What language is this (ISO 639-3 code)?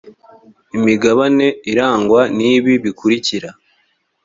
kin